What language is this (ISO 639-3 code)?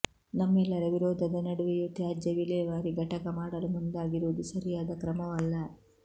kan